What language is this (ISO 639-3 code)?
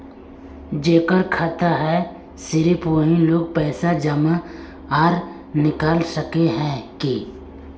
mag